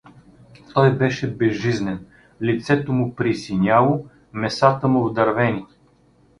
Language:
Bulgarian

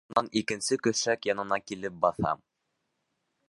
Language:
Bashkir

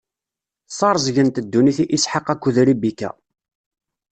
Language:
Kabyle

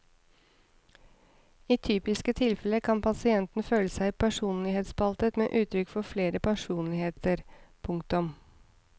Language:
Norwegian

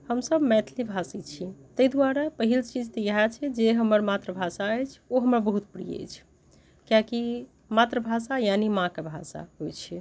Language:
Maithili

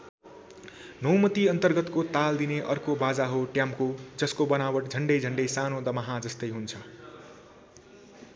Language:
Nepali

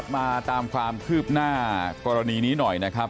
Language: Thai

